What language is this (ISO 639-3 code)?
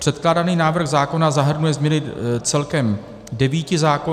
ces